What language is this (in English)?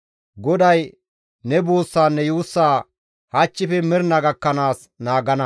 Gamo